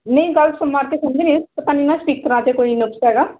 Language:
Punjabi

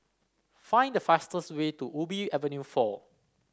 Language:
English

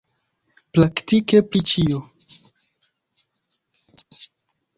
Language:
Esperanto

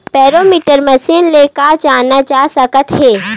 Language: Chhattisgarhi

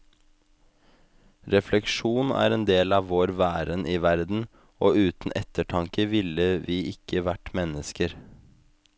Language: Norwegian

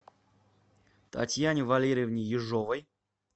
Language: Russian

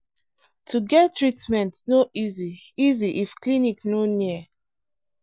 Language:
Nigerian Pidgin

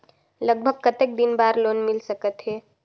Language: Chhattisgarhi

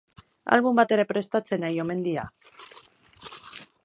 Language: Basque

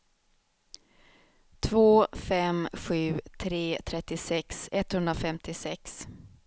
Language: Swedish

